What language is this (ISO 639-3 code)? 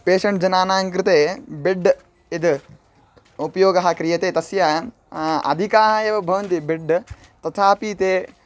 san